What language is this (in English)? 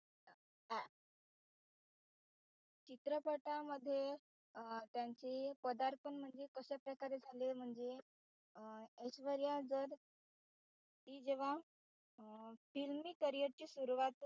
Marathi